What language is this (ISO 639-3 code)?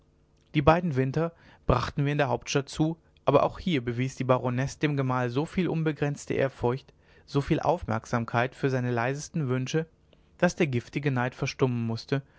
deu